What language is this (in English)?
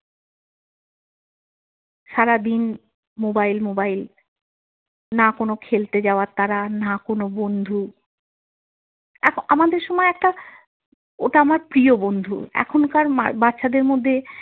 Bangla